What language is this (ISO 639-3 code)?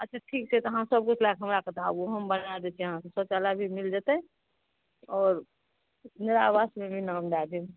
mai